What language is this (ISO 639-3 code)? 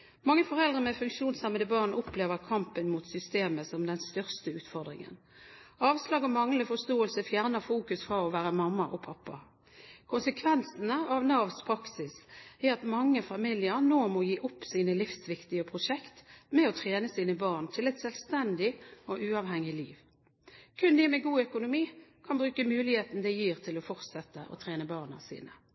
nob